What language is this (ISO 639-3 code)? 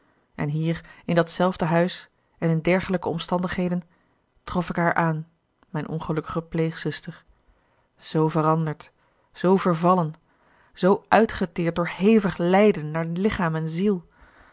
nld